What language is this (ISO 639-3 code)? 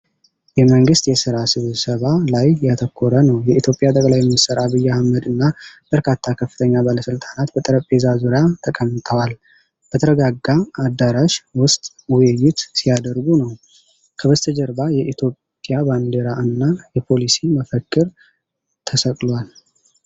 amh